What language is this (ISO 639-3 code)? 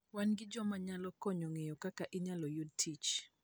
luo